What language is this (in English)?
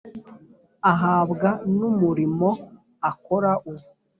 Kinyarwanda